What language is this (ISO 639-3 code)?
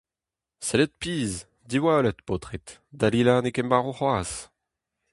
bre